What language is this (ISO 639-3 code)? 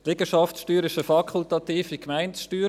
gsw